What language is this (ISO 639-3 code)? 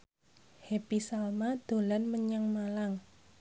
jav